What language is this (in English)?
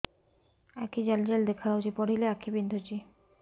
Odia